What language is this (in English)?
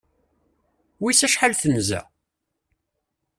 Kabyle